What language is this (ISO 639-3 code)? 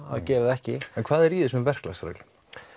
isl